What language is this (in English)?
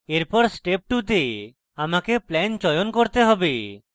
Bangla